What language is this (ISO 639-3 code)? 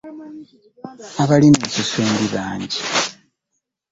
lug